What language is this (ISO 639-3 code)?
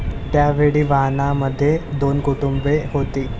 mar